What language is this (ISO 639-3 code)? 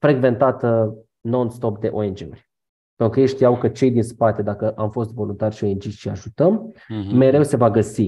ron